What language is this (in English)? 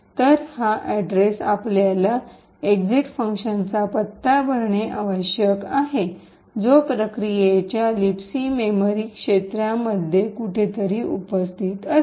Marathi